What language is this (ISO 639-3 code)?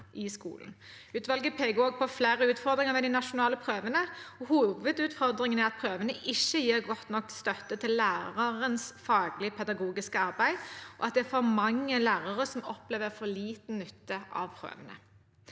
nor